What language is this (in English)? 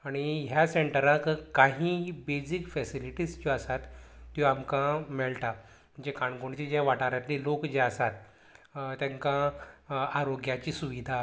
Konkani